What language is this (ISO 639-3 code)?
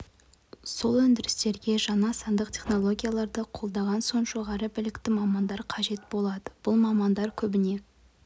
kaz